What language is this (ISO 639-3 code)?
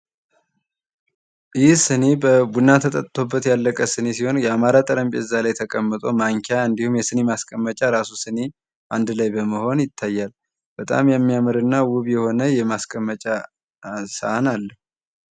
amh